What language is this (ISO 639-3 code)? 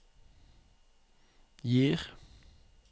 nor